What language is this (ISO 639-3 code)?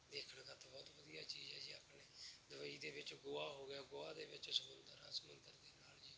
pan